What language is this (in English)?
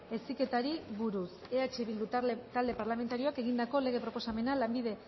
Basque